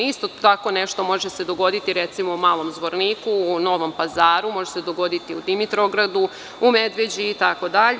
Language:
Serbian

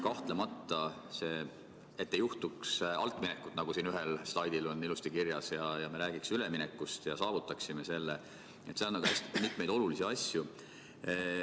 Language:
Estonian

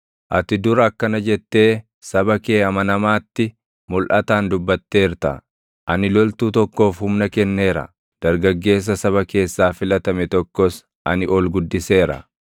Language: Oromo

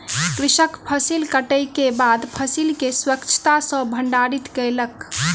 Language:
Maithili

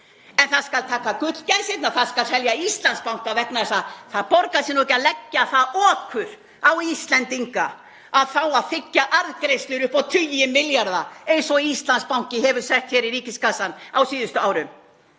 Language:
Icelandic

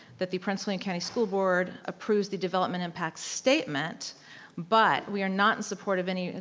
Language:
English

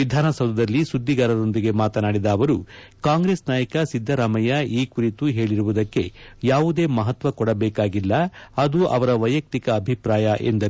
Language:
Kannada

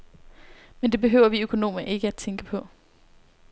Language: Danish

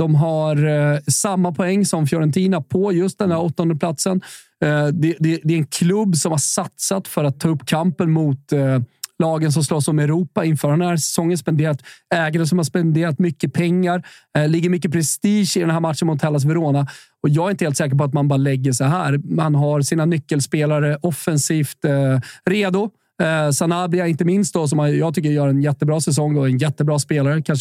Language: Swedish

